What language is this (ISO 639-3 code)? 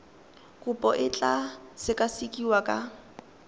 tsn